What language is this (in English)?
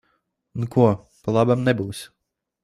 Latvian